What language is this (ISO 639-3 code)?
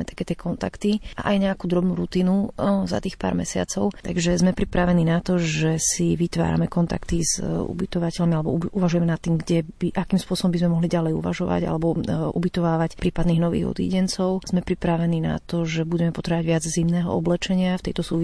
slk